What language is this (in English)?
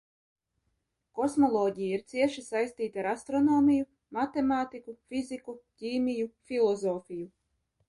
Latvian